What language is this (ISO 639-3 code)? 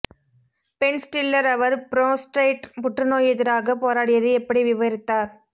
tam